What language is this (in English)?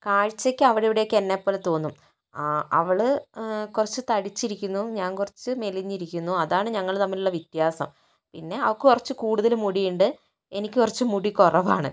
Malayalam